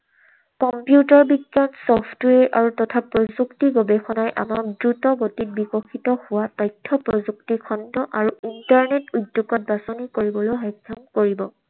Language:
Assamese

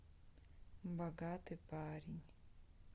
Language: Russian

